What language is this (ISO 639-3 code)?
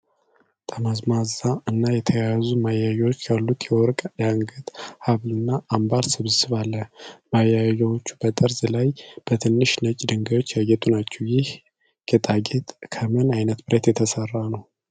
amh